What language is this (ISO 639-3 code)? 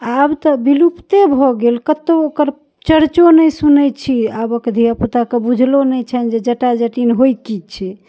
mai